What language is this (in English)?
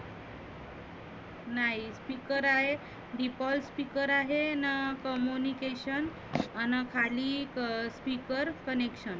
Marathi